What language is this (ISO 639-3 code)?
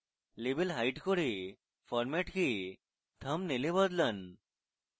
ben